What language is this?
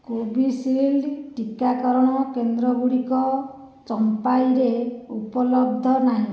Odia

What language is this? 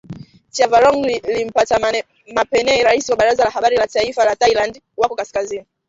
Swahili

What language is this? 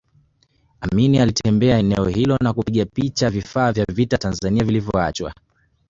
Swahili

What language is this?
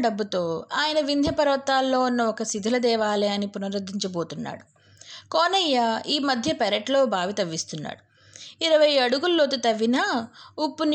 Telugu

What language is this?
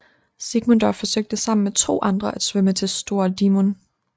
Danish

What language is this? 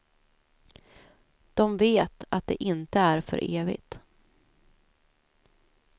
Swedish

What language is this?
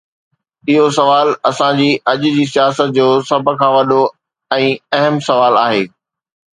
Sindhi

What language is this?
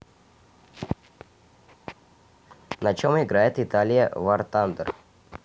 Russian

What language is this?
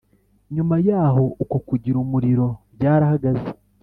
Kinyarwanda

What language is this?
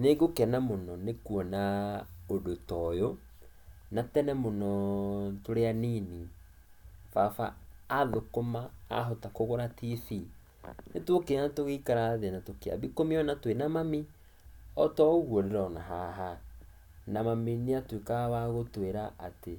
Kikuyu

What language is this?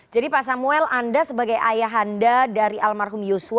Indonesian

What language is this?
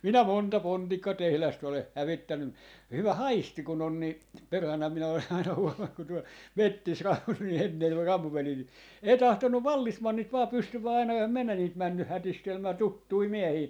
Finnish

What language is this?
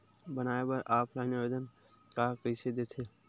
Chhattisgarhi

